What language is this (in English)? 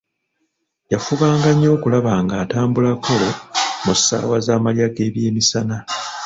Ganda